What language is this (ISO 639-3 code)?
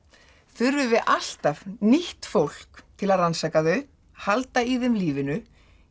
isl